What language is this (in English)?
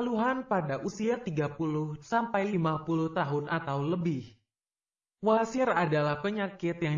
Indonesian